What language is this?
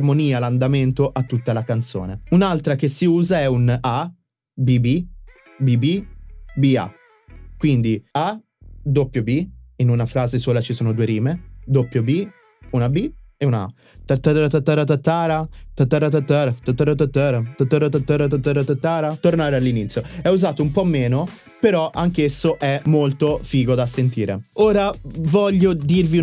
Italian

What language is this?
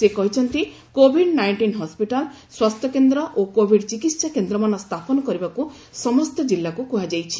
Odia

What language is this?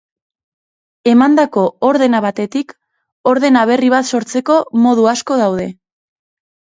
Basque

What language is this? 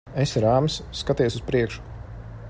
Latvian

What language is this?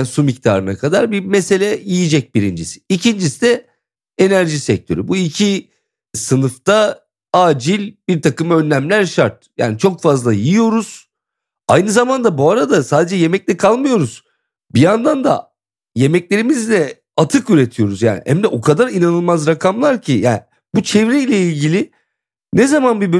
Turkish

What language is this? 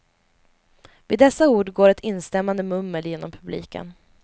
Swedish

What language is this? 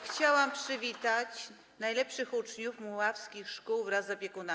Polish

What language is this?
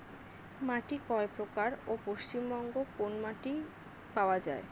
Bangla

